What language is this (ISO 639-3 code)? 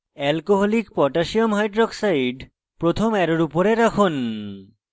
ben